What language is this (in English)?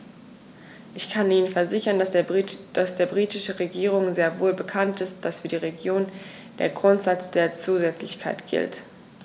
German